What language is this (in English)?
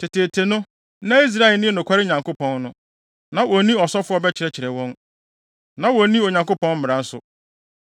Akan